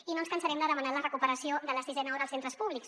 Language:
Catalan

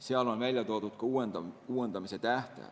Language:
Estonian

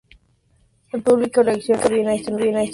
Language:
Spanish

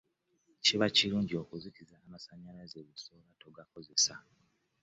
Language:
Ganda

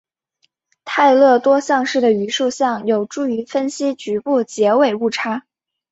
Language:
Chinese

